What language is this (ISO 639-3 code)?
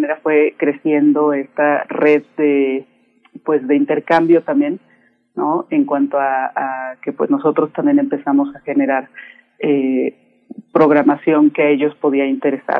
spa